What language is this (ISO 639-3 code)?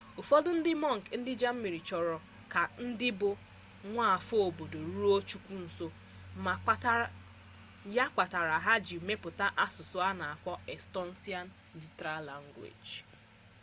ibo